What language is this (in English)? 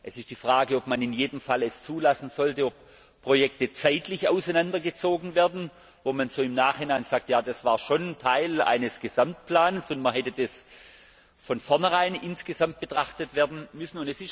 German